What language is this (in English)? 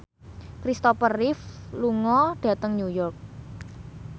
Javanese